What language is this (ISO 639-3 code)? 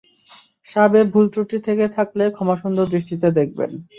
ben